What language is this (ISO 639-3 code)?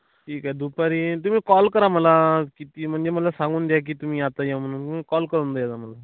mar